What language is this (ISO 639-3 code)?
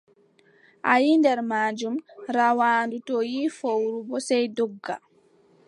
fub